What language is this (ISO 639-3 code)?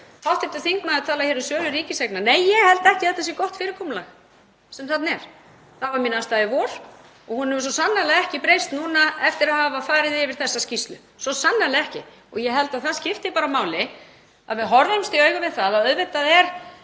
isl